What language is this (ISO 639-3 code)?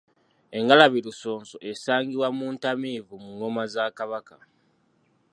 lug